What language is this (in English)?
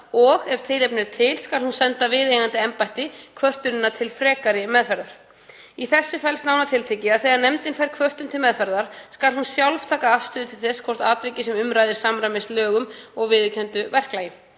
Icelandic